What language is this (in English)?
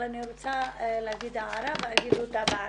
Hebrew